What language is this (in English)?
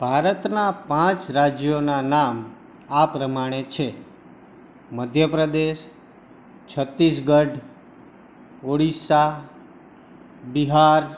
Gujarati